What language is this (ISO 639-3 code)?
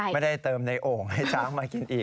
tha